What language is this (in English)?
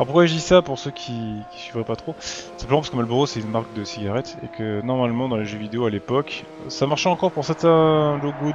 French